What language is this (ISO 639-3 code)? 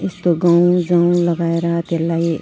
nep